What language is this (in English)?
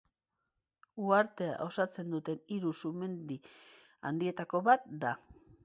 Basque